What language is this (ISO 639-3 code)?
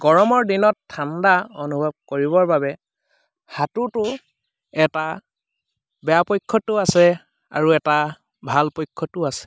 asm